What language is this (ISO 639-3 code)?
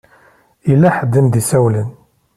kab